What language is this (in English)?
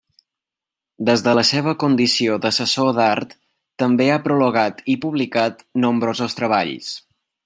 Catalan